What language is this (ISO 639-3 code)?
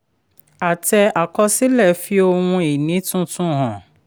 yor